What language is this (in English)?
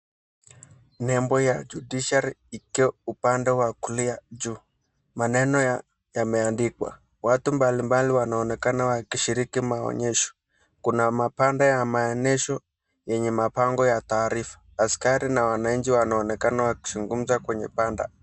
Swahili